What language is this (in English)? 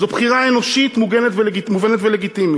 Hebrew